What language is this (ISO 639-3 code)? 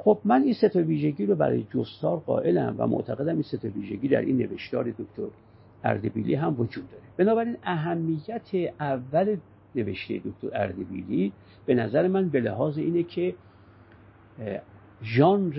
fas